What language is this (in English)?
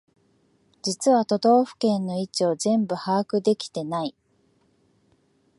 Japanese